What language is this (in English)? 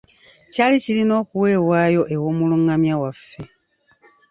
Ganda